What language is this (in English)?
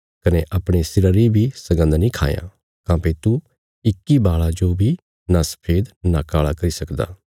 Bilaspuri